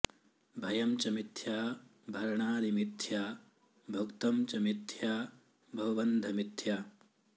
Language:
Sanskrit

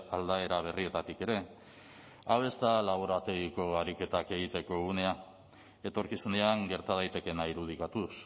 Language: Basque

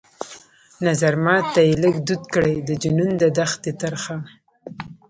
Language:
Pashto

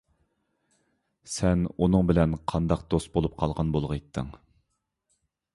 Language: Uyghur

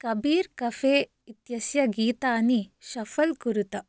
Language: Sanskrit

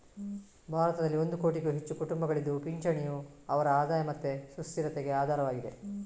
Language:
Kannada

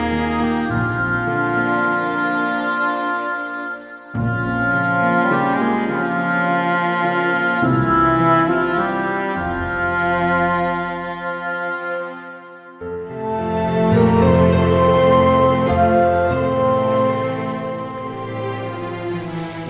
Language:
Indonesian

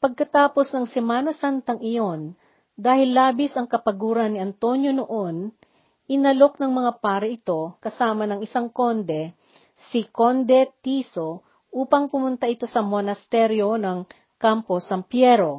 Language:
Filipino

